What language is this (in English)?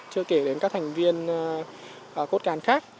Vietnamese